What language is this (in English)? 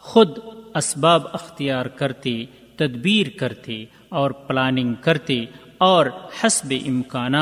Urdu